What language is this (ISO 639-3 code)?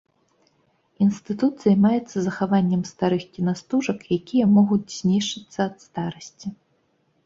bel